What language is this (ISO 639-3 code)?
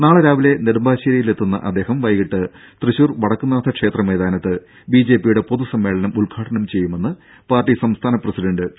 mal